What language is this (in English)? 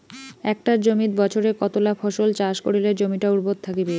Bangla